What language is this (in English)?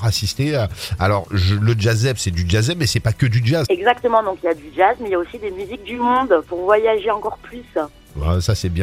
French